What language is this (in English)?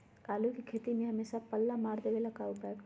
Magahi